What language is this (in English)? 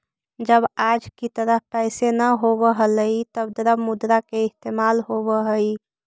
Magahi